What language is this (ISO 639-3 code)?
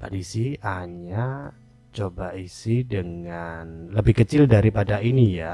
ind